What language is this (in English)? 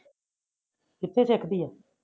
Punjabi